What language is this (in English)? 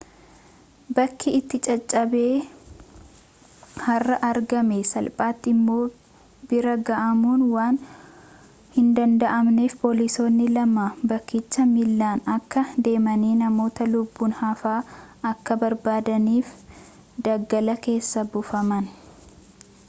Oromo